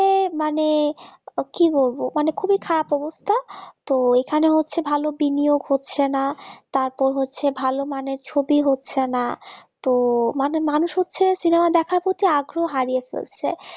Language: Bangla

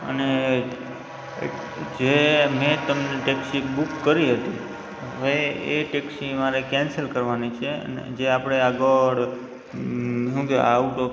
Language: Gujarati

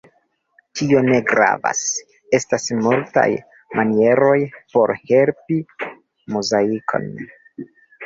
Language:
Esperanto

